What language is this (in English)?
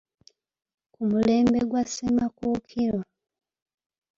Ganda